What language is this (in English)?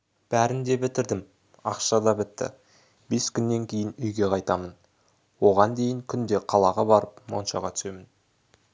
Kazakh